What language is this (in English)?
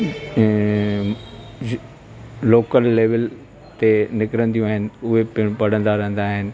Sindhi